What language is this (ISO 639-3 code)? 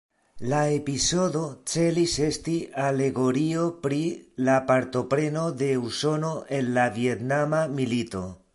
epo